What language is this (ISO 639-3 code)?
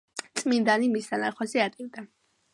kat